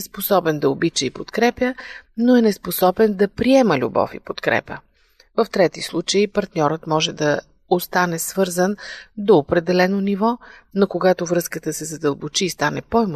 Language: Bulgarian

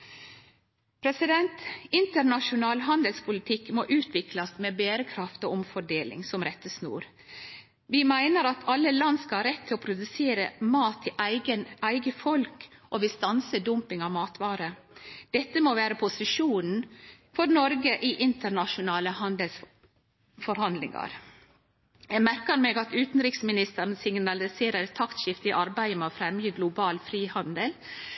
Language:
Norwegian Nynorsk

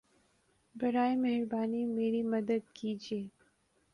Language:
Urdu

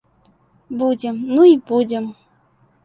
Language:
Belarusian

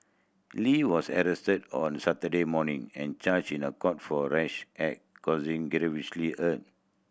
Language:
English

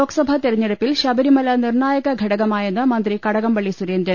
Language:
Malayalam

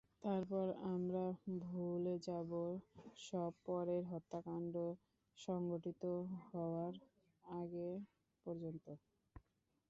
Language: Bangla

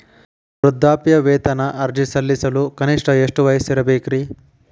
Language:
Kannada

